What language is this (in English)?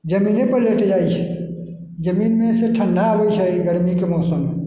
Maithili